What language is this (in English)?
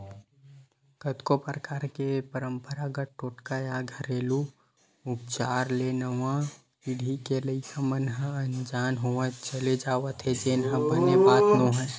Chhattisgarhi